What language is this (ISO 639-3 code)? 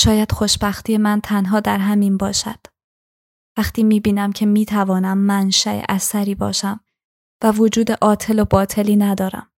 fas